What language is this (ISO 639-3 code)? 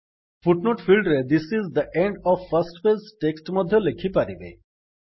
ori